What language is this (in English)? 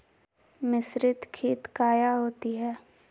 Magahi